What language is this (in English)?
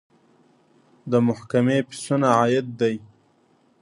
Pashto